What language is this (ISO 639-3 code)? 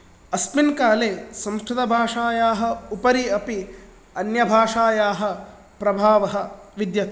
san